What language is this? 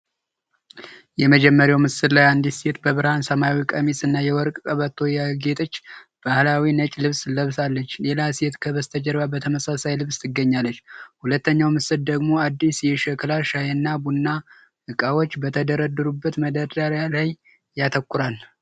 Amharic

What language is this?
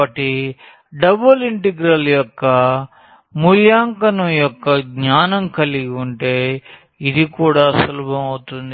Telugu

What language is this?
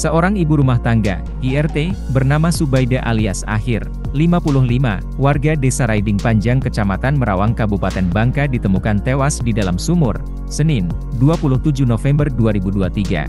Indonesian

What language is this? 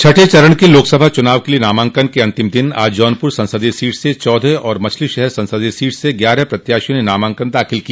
Hindi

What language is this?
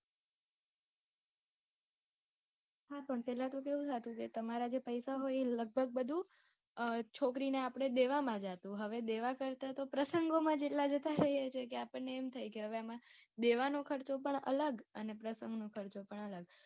Gujarati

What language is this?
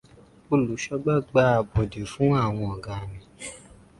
Yoruba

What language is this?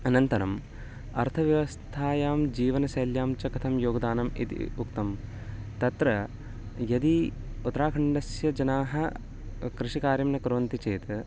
Sanskrit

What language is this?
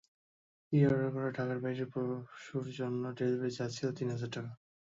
Bangla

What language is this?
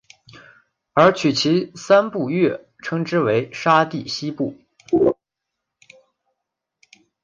Chinese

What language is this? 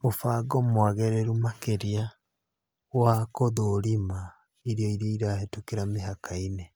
Kikuyu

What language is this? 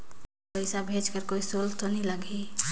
Chhattisgarhi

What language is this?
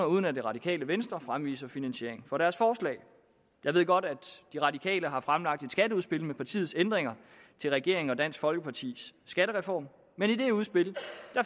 Danish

